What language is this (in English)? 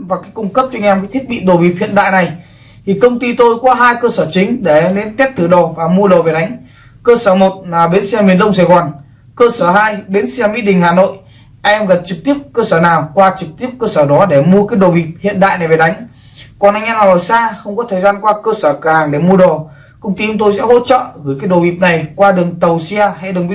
Vietnamese